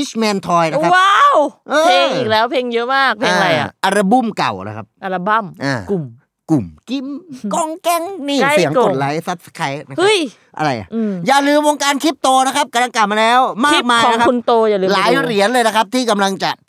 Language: Thai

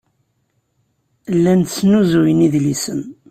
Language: Kabyle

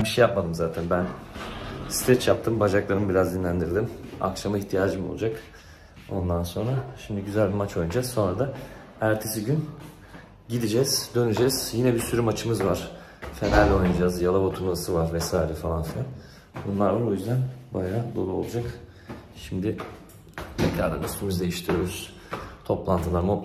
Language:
Turkish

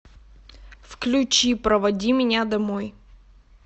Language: Russian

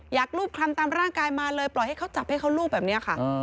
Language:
Thai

